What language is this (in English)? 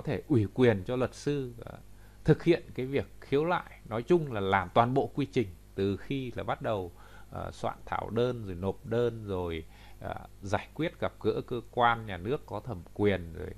Vietnamese